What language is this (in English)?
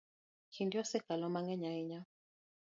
Luo (Kenya and Tanzania)